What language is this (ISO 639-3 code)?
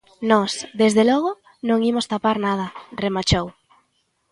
glg